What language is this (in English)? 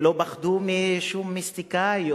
Hebrew